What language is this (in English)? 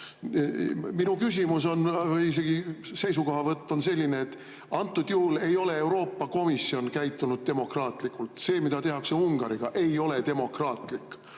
Estonian